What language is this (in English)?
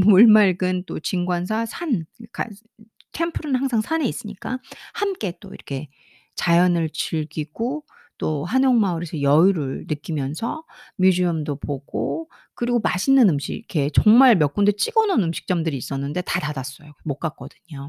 Korean